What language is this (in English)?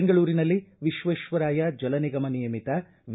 Kannada